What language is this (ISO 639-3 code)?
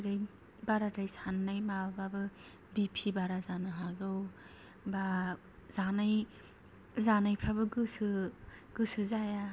brx